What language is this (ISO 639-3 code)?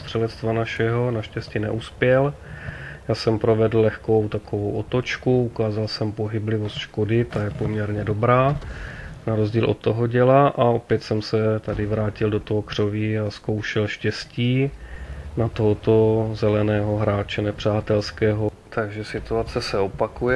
ces